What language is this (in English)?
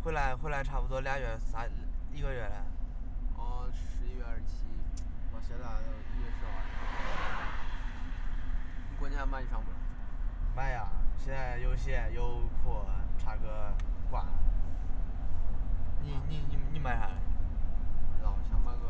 Chinese